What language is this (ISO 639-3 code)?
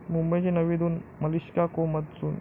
mar